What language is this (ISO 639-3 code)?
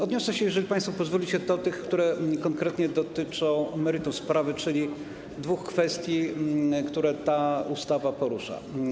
pol